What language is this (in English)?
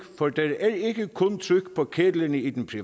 Danish